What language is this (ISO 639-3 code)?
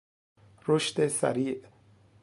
fas